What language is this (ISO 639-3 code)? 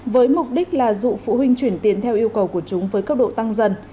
vie